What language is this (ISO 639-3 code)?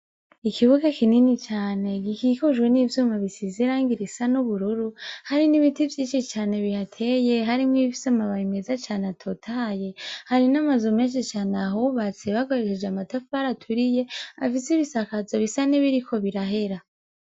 run